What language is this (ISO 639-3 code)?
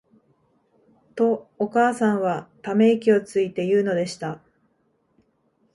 jpn